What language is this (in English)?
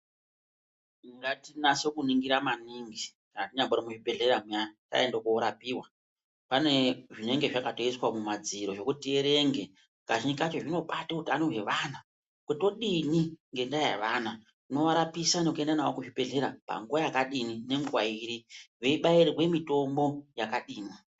Ndau